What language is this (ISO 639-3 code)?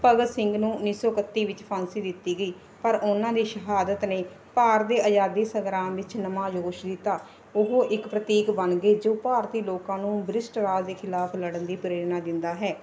pan